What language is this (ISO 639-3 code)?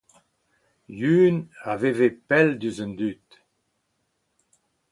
bre